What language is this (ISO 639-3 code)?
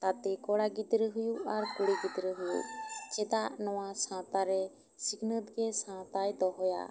sat